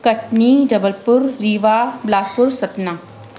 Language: Sindhi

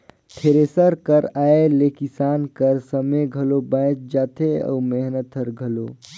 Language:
Chhattisgarhi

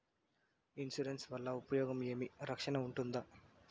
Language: Telugu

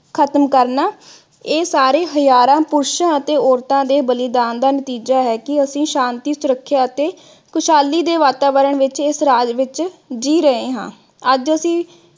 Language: Punjabi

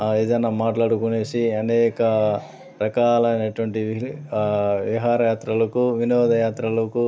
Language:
Telugu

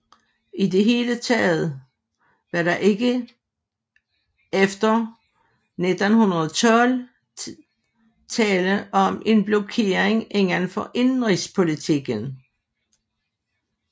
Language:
Danish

